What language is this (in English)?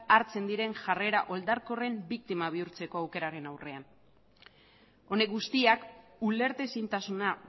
Basque